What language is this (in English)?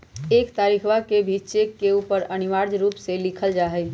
Magahi